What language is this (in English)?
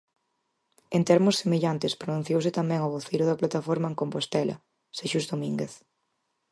Galician